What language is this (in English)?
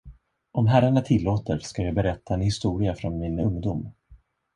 Swedish